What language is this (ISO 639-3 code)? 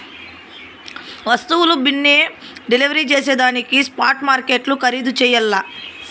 tel